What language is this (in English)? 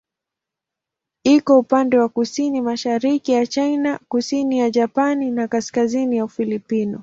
Swahili